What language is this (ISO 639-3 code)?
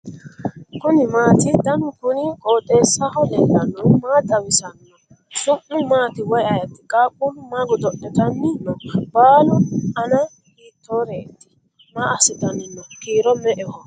sid